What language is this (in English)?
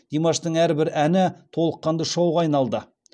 Kazakh